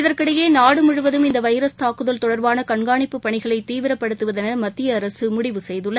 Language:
Tamil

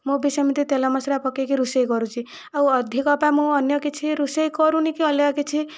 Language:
Odia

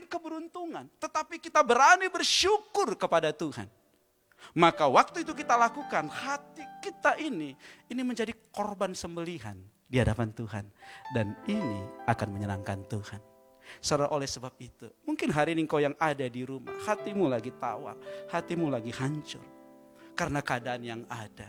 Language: Indonesian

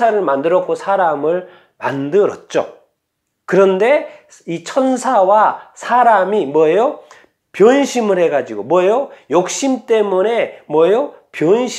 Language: Korean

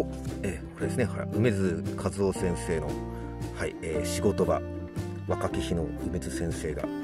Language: Japanese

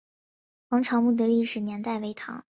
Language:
Chinese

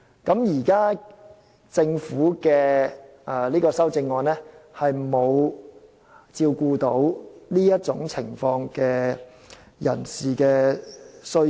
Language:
Cantonese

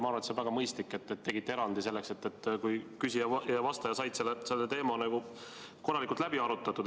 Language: Estonian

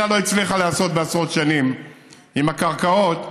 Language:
Hebrew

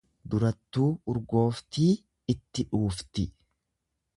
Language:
Oromo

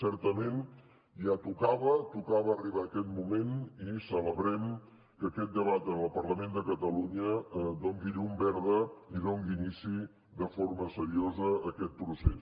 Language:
Catalan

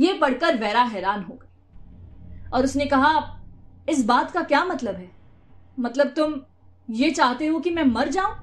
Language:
Hindi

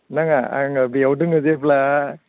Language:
Bodo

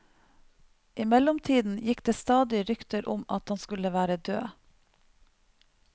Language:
Norwegian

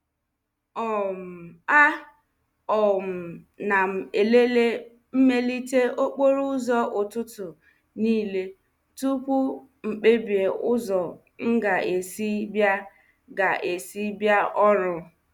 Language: Igbo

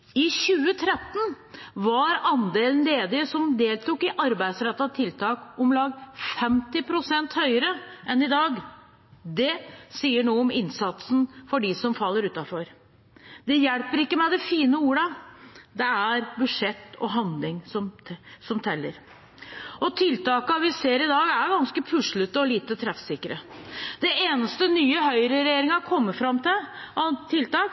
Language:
Norwegian Bokmål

